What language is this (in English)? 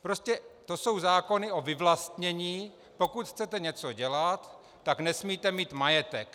Czech